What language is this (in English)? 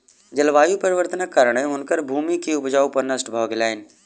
Maithili